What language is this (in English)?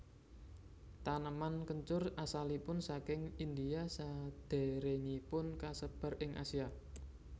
Javanese